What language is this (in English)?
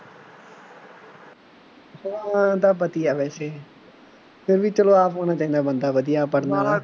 Punjabi